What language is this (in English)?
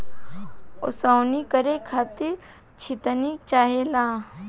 Bhojpuri